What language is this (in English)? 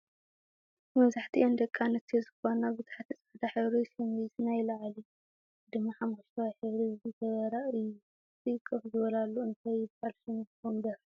Tigrinya